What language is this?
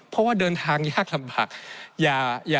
Thai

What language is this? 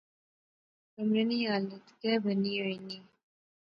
Pahari-Potwari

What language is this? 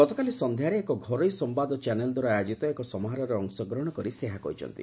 Odia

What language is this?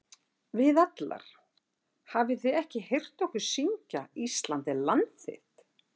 Icelandic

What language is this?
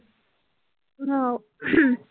Punjabi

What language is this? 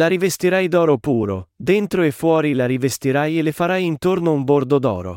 Italian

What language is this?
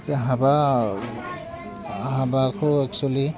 Bodo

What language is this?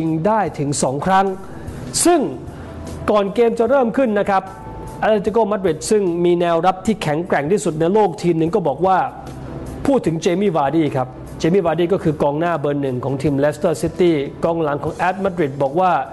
Thai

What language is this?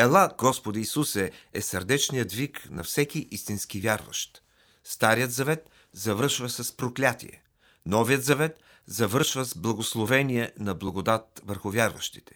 Bulgarian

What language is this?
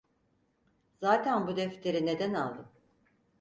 Turkish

